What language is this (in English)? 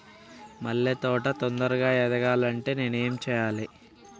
Telugu